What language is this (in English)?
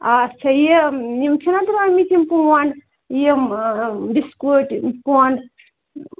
Kashmiri